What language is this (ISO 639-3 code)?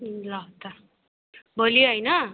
nep